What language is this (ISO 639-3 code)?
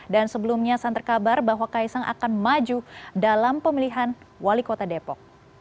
ind